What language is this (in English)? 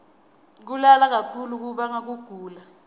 Swati